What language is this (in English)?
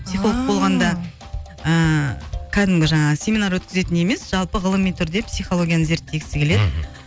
Kazakh